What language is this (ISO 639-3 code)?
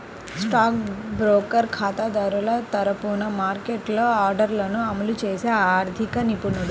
tel